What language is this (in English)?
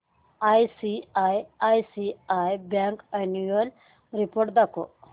Marathi